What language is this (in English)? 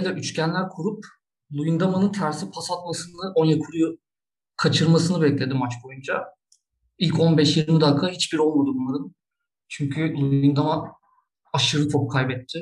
Turkish